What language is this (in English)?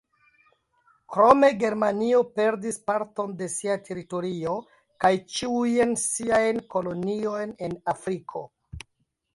Esperanto